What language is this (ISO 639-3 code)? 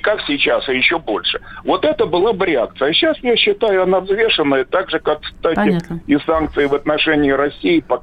rus